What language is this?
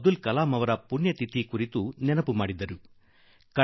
Kannada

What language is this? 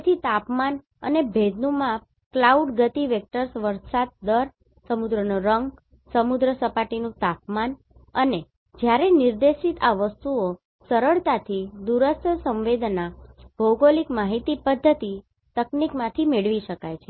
Gujarati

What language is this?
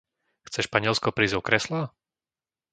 Slovak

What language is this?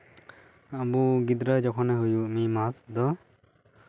Santali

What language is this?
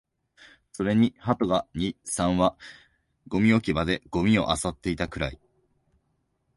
Japanese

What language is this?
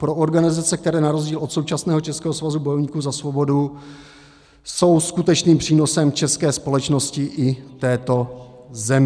Czech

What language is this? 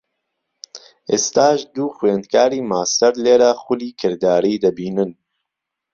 Central Kurdish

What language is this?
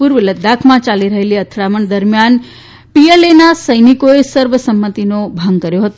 Gujarati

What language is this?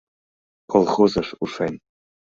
Mari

